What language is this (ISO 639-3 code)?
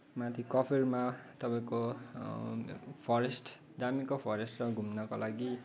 nep